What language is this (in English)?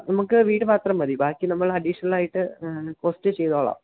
Malayalam